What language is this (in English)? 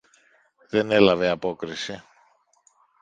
Greek